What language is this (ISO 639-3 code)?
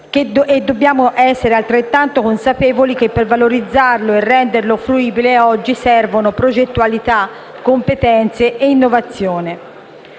ita